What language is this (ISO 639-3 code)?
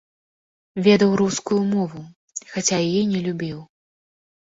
bel